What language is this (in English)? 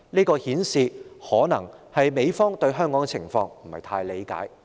Cantonese